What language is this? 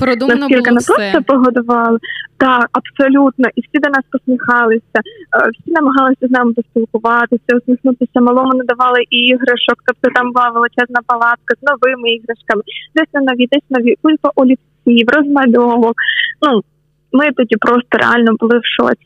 Ukrainian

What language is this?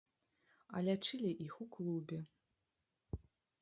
Belarusian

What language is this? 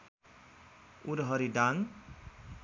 Nepali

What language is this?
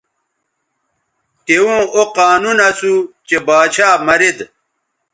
Bateri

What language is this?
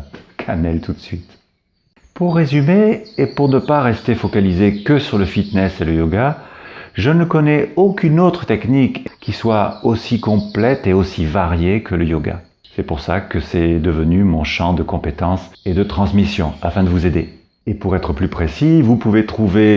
French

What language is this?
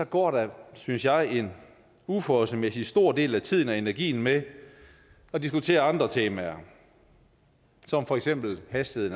Danish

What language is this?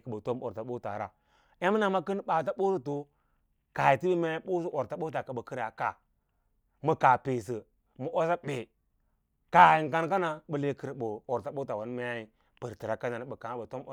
Lala-Roba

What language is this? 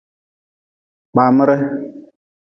Nawdm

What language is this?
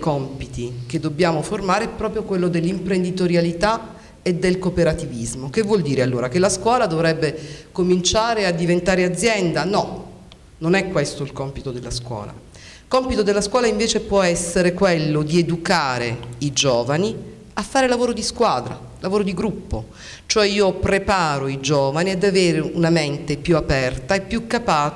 Italian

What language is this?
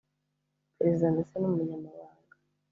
Kinyarwanda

